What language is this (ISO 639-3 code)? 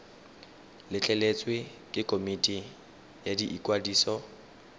tsn